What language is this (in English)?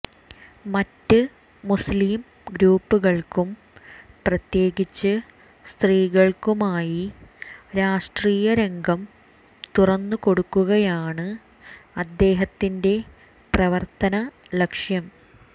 Malayalam